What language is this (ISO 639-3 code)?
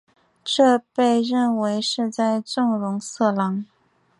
zho